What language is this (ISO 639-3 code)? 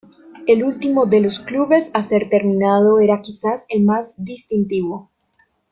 spa